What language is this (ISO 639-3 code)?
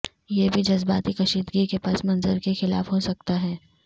urd